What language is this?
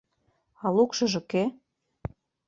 Mari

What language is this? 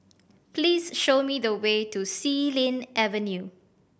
English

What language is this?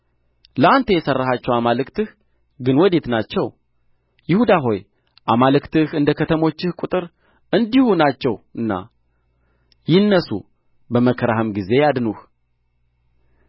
Amharic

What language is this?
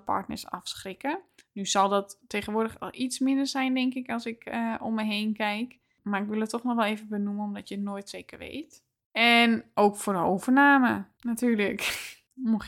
Dutch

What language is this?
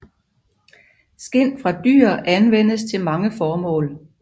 Danish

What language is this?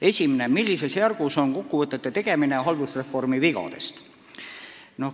Estonian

